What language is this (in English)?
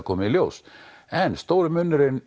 Icelandic